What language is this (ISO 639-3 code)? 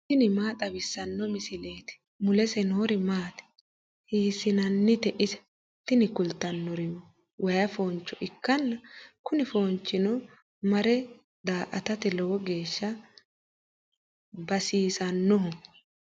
sid